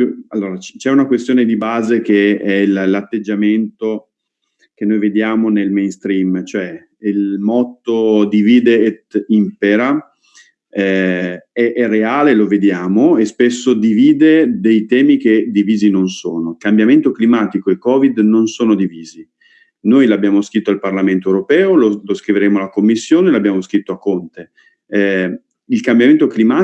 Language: Italian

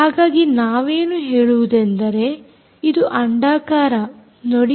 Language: Kannada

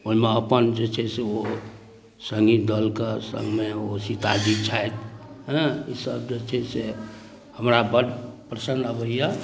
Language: Maithili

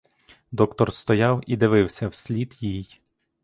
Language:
Ukrainian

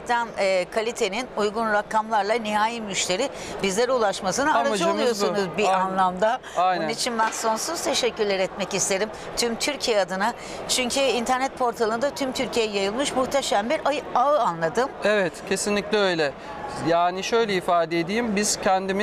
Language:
Turkish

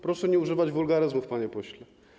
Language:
Polish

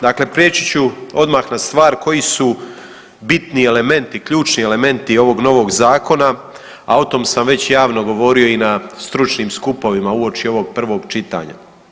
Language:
Croatian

